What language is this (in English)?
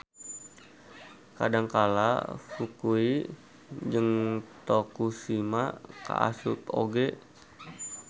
Sundanese